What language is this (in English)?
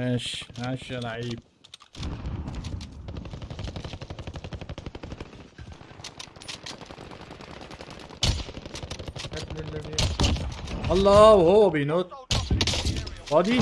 Arabic